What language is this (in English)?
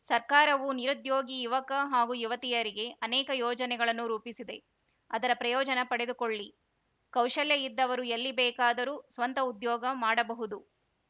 Kannada